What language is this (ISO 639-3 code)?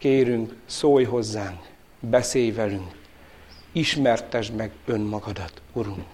hun